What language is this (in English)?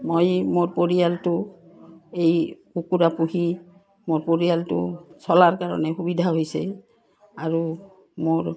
Assamese